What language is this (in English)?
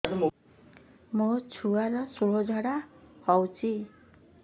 Odia